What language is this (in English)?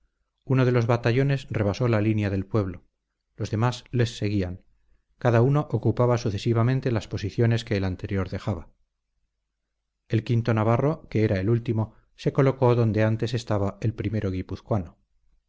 Spanish